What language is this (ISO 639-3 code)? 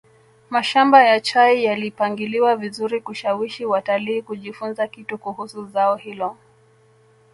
swa